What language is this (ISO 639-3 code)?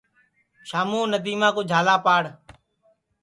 ssi